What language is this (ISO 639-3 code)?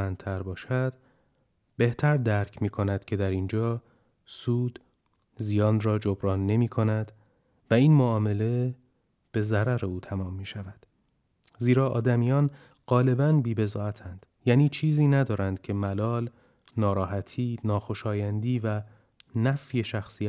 fas